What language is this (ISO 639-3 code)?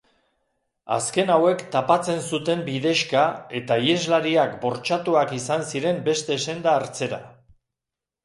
eus